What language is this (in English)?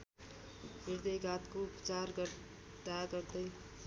Nepali